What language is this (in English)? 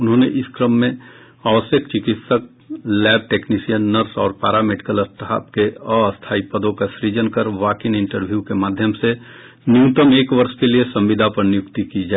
Hindi